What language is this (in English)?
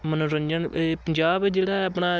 Punjabi